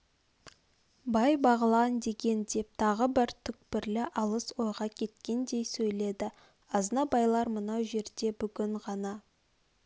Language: Kazakh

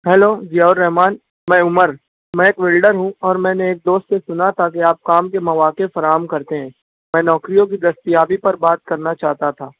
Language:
Urdu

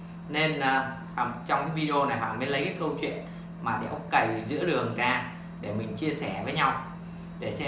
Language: Vietnamese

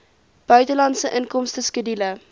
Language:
Afrikaans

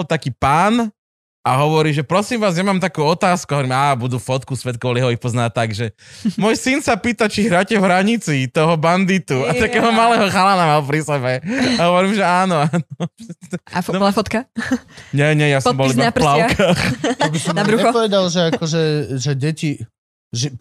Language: Slovak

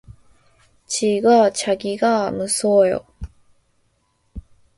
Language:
Korean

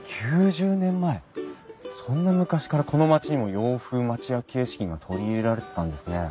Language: Japanese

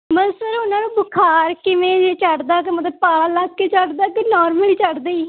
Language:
Punjabi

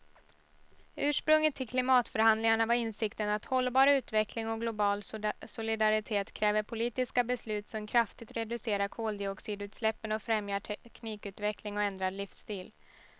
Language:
Swedish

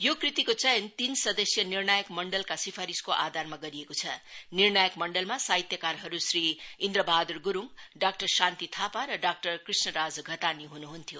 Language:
Nepali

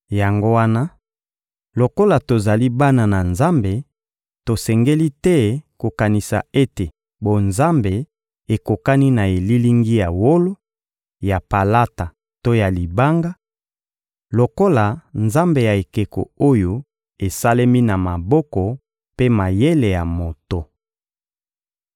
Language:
Lingala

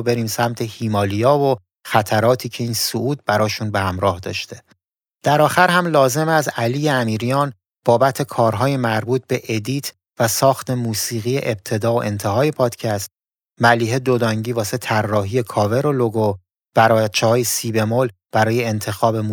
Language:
Persian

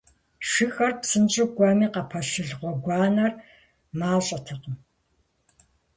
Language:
Kabardian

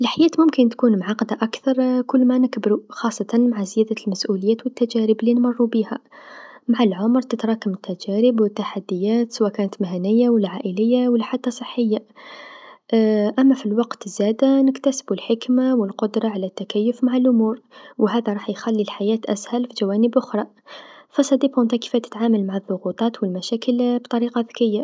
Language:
Tunisian Arabic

